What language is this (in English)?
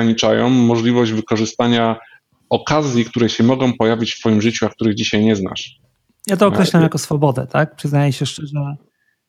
Polish